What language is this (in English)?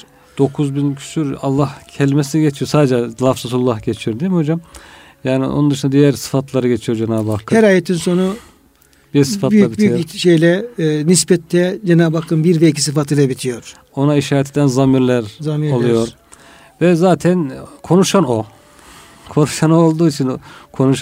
Turkish